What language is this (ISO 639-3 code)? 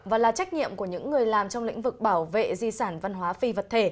vie